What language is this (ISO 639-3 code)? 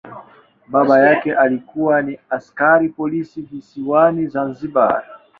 swa